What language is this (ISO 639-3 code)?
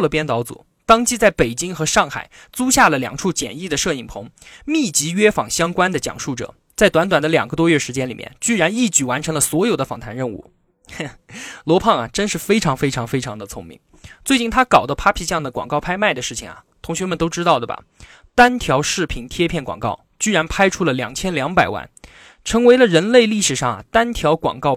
zho